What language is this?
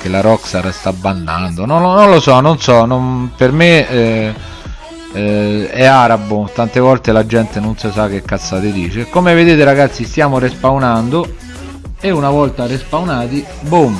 Italian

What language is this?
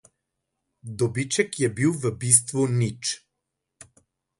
Slovenian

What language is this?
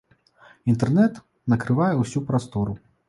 Belarusian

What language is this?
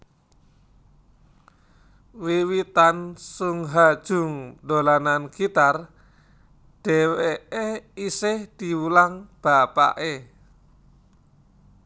Javanese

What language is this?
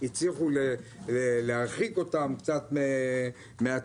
Hebrew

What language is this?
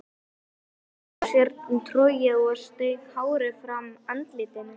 Icelandic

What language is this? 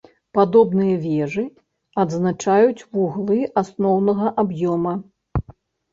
Belarusian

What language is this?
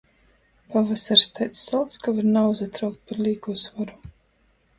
Latgalian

